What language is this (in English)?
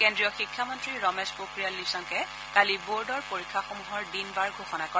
Assamese